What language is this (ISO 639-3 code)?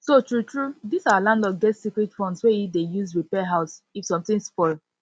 pcm